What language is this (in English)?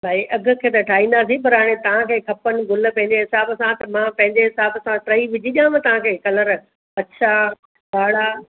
Sindhi